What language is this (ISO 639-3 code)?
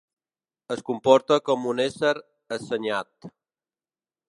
cat